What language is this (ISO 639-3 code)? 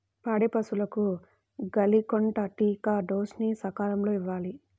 tel